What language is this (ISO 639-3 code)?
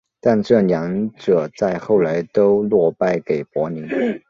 zho